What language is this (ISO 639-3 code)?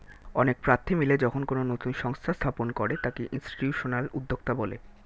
ben